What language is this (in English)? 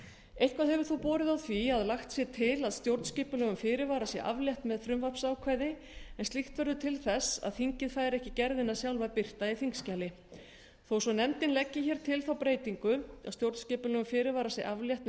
Icelandic